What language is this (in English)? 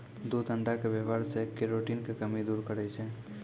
Maithili